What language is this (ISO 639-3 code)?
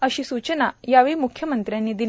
mar